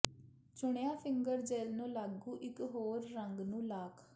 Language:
Punjabi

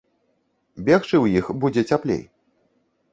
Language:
Belarusian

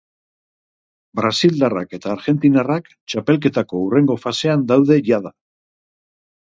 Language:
Basque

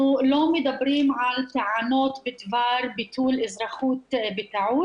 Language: Hebrew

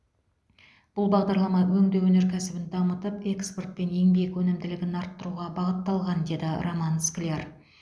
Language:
Kazakh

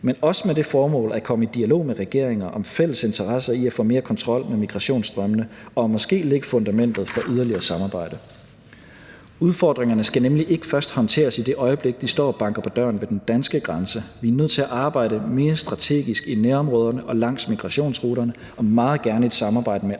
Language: Danish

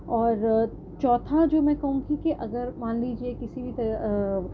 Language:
Urdu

